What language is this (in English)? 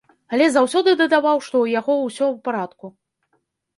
Belarusian